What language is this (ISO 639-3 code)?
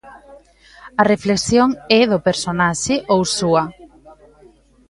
glg